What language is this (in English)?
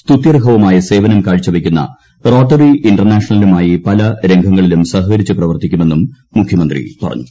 Malayalam